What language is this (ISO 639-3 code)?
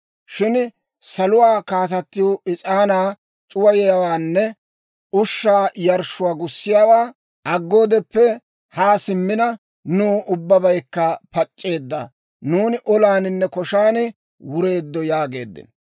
dwr